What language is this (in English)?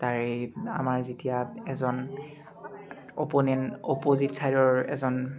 Assamese